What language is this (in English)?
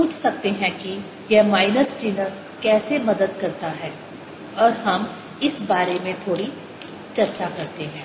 Hindi